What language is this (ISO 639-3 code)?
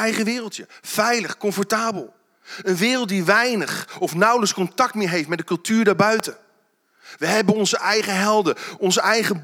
nld